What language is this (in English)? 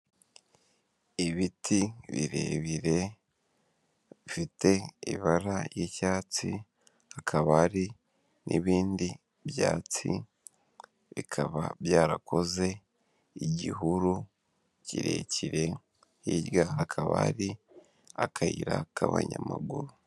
Kinyarwanda